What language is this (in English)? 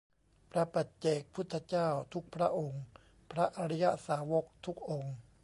Thai